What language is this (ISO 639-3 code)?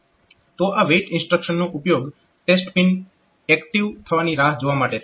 guj